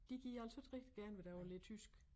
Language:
Danish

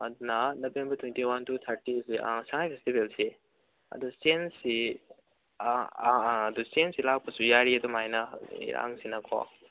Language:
Manipuri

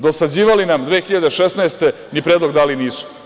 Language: Serbian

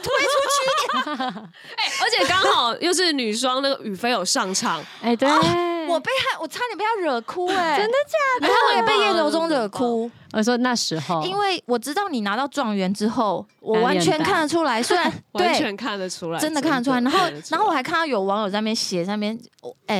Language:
Chinese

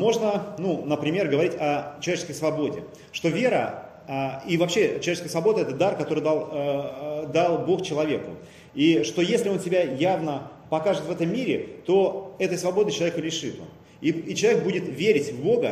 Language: Russian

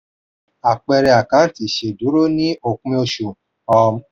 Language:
Yoruba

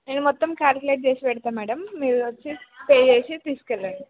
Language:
Telugu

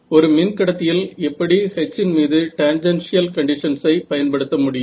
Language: Tamil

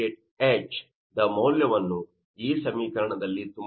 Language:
Kannada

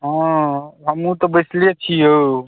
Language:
Maithili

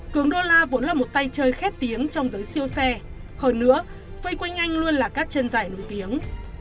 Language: Vietnamese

